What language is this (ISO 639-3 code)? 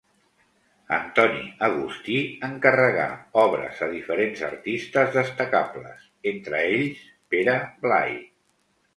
cat